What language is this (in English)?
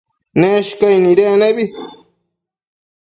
Matsés